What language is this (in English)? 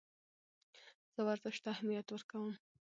Pashto